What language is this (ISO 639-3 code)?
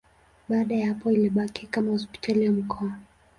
swa